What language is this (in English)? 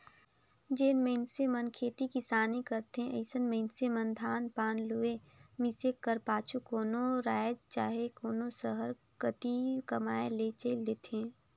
Chhattisgarhi